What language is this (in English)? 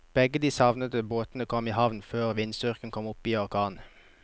Norwegian